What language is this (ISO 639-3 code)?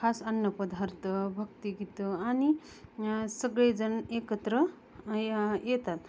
mar